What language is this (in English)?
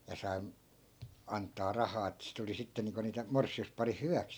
Finnish